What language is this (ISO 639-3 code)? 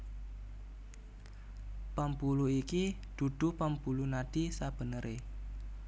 jav